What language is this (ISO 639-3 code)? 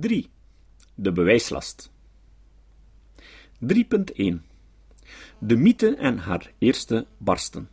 nld